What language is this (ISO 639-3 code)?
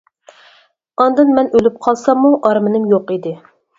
uig